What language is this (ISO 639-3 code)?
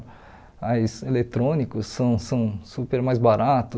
por